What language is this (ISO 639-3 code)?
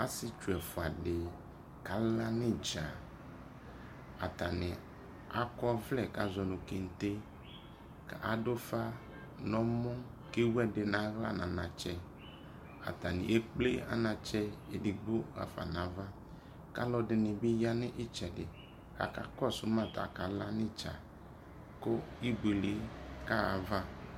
kpo